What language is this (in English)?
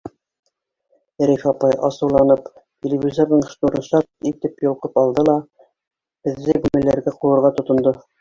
Bashkir